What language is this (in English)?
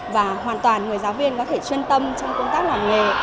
Vietnamese